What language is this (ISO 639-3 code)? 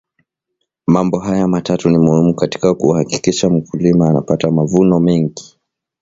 swa